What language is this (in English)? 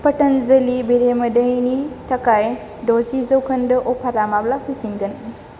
Bodo